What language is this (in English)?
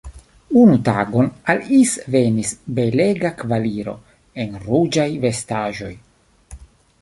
Esperanto